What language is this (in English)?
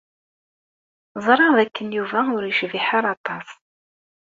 Kabyle